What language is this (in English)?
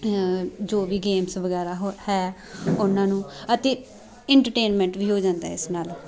Punjabi